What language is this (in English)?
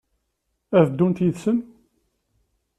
Kabyle